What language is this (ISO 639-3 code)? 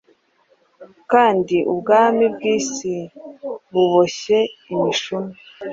kin